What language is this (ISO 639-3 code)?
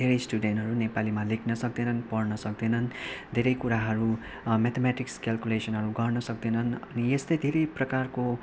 nep